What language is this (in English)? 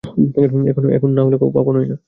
Bangla